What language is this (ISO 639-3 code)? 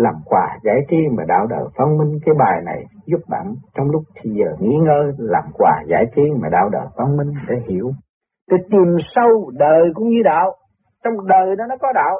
vie